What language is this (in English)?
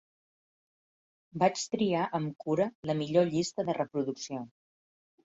Catalan